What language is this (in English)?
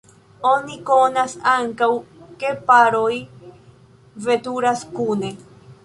Esperanto